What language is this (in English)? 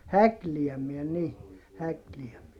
Finnish